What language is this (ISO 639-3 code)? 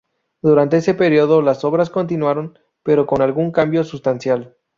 spa